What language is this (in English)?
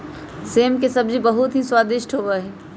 Magahi